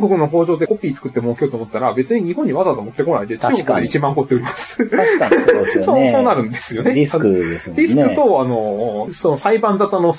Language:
Japanese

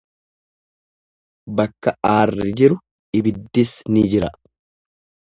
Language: Oromo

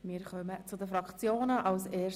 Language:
Swiss German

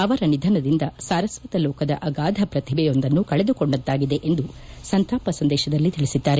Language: Kannada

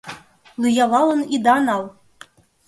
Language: Mari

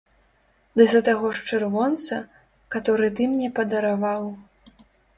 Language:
Belarusian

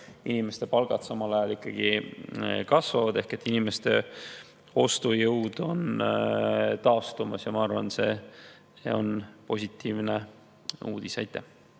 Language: Estonian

